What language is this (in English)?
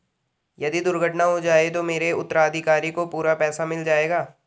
Hindi